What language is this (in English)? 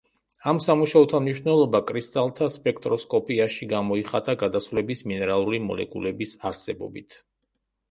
Georgian